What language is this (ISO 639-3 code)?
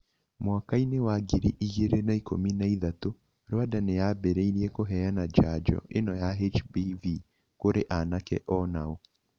kik